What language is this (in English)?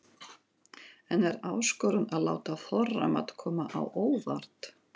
Icelandic